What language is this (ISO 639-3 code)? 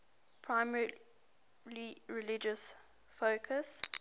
eng